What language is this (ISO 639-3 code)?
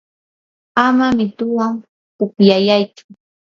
qur